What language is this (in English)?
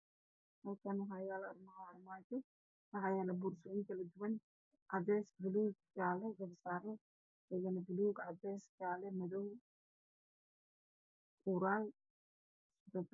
Somali